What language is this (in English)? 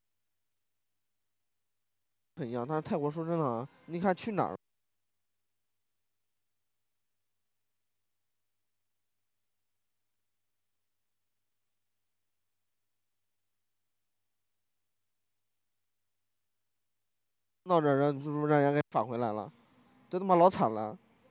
Chinese